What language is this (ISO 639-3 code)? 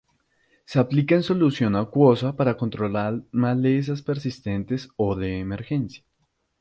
spa